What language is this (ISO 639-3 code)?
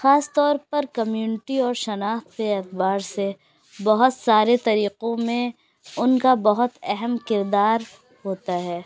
urd